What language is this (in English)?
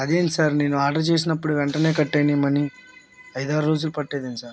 Telugu